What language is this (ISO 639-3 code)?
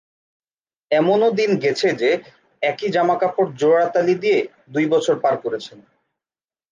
ben